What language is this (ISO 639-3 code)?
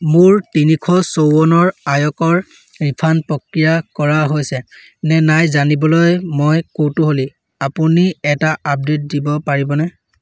asm